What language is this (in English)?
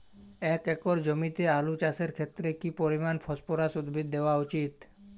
Bangla